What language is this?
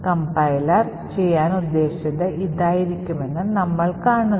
Malayalam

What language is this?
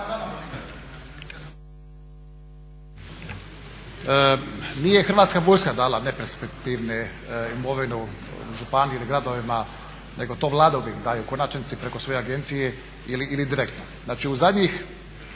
Croatian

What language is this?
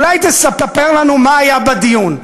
Hebrew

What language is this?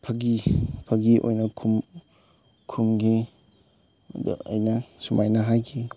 Manipuri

